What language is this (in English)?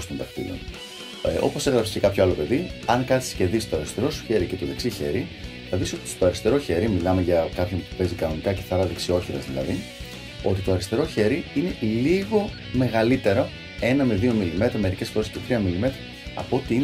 Greek